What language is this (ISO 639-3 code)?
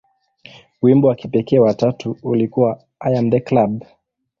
swa